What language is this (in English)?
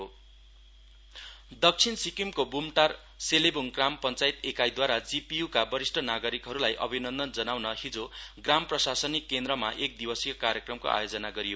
Nepali